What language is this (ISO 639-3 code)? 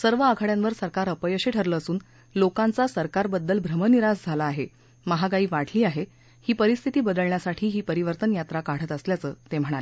mar